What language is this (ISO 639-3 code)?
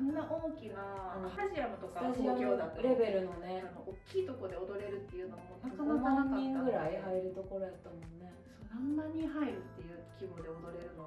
jpn